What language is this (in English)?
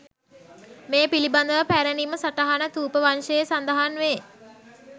Sinhala